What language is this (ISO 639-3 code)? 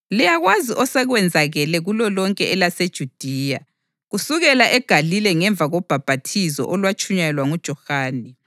nde